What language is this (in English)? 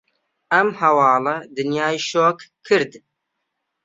Central Kurdish